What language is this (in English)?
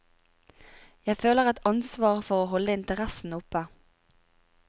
Norwegian